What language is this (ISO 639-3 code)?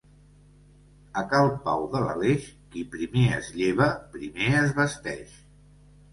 cat